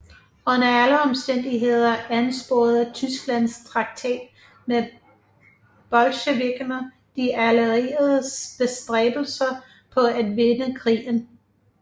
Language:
Danish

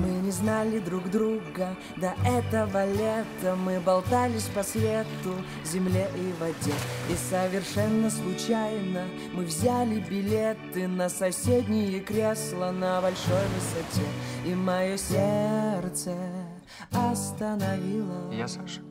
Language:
Russian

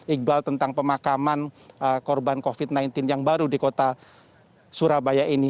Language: Indonesian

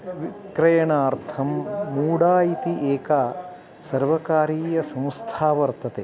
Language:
Sanskrit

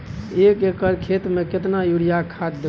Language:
Maithili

